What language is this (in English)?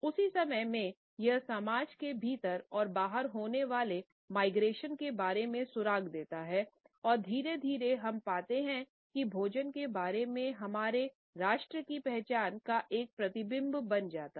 Hindi